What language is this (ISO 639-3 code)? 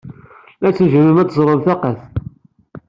kab